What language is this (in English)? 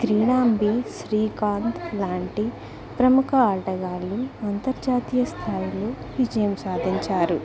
Telugu